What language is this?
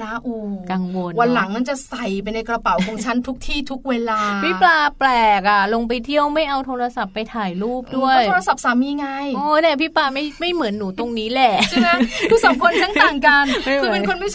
Thai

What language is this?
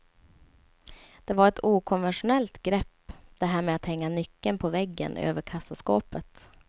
Swedish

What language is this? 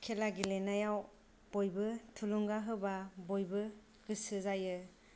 Bodo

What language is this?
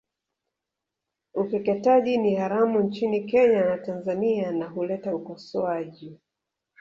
Swahili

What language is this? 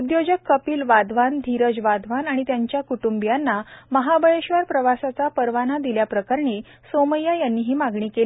Marathi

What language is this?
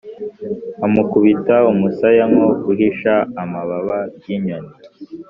Kinyarwanda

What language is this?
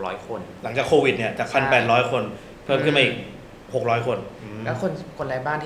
Thai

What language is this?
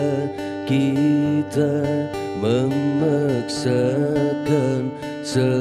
Indonesian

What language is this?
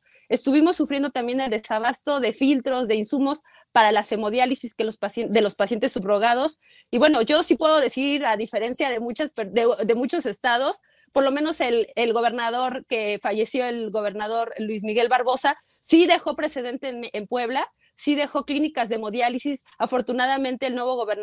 Spanish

